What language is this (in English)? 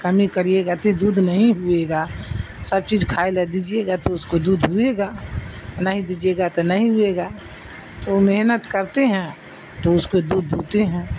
Urdu